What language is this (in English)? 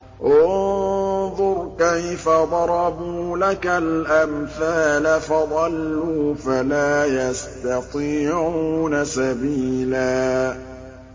Arabic